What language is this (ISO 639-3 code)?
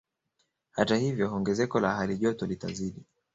swa